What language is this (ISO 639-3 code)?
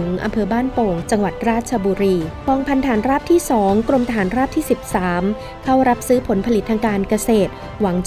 tha